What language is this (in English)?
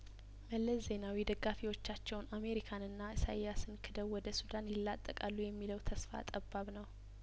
Amharic